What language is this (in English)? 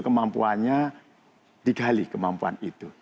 Indonesian